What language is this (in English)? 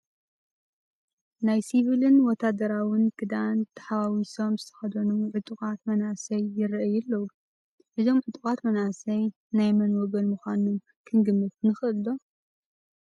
Tigrinya